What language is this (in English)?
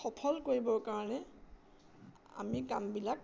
Assamese